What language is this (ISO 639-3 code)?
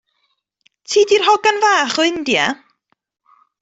cym